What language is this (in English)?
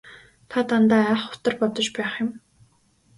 Mongolian